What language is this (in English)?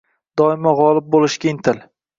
Uzbek